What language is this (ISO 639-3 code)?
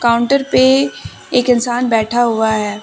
hin